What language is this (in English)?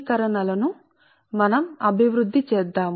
Telugu